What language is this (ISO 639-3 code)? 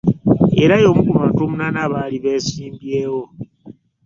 lug